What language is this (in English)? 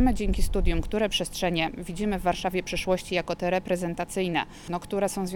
Polish